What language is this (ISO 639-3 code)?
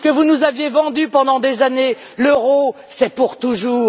fra